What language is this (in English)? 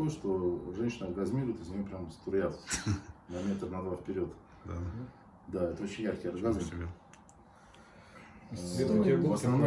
Russian